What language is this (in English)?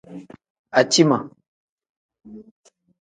Tem